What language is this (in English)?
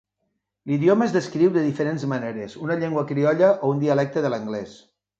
Catalan